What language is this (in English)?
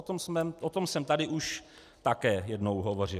Czech